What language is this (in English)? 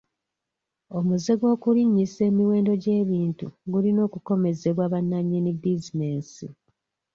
Ganda